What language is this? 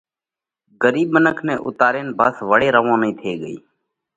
Parkari Koli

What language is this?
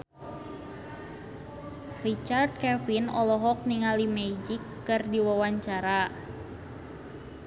Sundanese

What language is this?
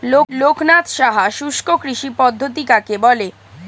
Bangla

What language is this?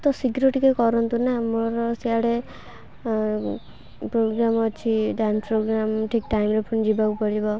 Odia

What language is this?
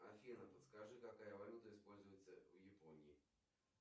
Russian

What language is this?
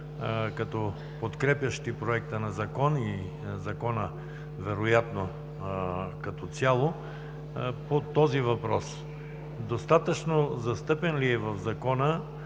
Bulgarian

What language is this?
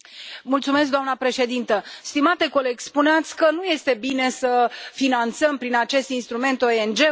Romanian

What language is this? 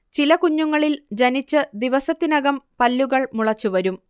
Malayalam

